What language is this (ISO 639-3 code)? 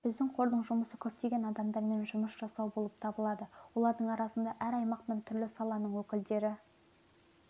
kaz